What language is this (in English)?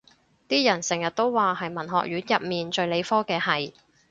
Cantonese